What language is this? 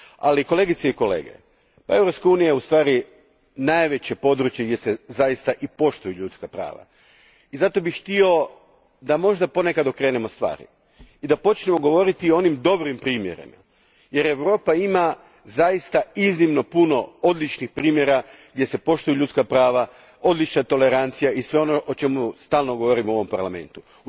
Croatian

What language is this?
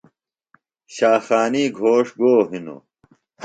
Phalura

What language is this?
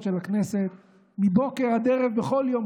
Hebrew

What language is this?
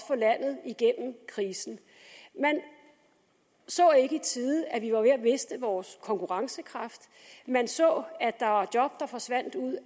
Danish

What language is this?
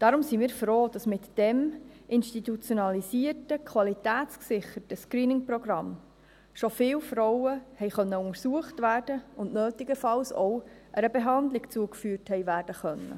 Swiss German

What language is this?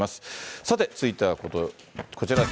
Japanese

